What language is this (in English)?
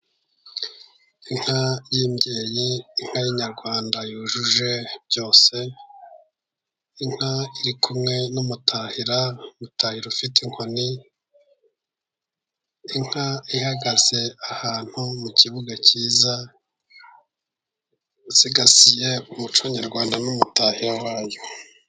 Kinyarwanda